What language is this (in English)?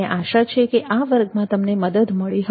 Gujarati